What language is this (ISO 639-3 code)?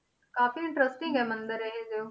pan